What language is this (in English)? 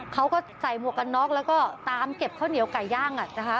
Thai